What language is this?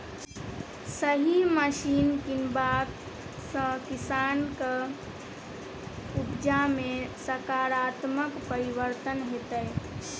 Maithili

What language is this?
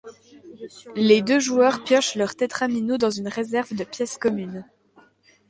French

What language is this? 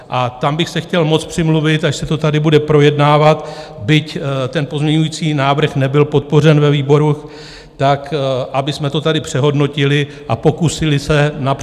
Czech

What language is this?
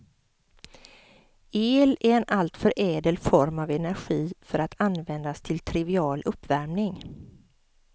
Swedish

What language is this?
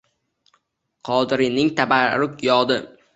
Uzbek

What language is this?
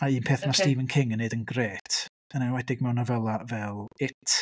Welsh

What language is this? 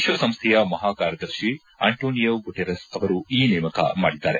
Kannada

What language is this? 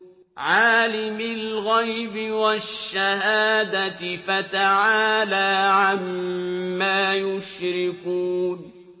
Arabic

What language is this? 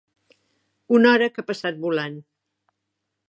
Catalan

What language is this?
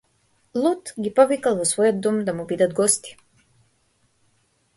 Macedonian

